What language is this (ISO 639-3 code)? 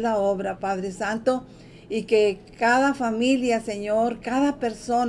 spa